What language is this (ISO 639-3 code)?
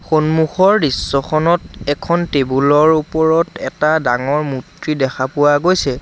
asm